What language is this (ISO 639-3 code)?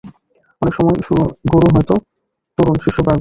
ben